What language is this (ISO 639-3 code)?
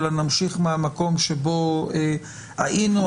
heb